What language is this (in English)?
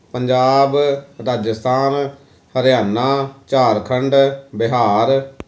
Punjabi